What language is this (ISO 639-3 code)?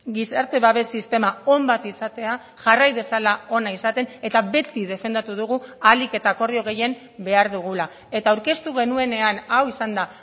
eus